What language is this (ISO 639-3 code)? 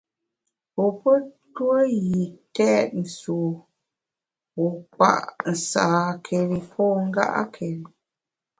bax